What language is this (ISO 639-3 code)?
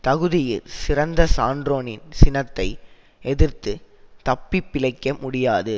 tam